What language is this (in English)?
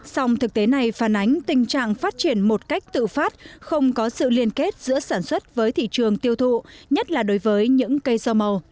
Vietnamese